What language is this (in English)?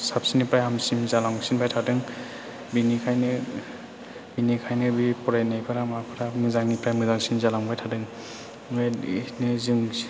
Bodo